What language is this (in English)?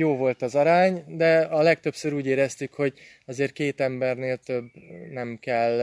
Hungarian